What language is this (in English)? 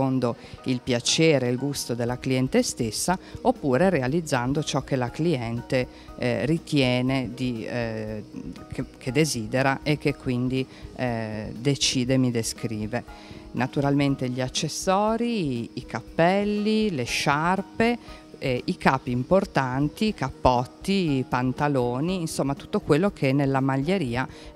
Italian